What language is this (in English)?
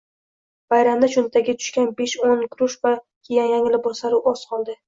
Uzbek